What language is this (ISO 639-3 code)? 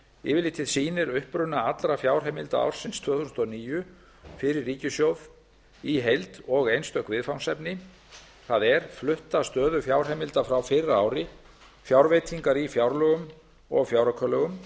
isl